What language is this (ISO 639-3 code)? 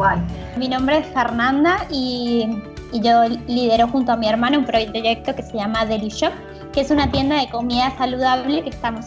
spa